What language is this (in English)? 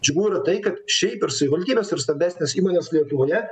Lithuanian